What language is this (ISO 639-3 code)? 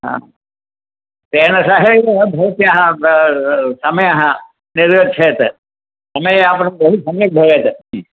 san